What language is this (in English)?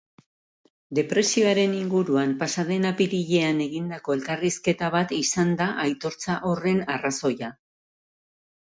Basque